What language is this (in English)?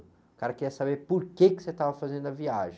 Portuguese